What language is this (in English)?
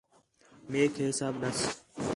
Khetrani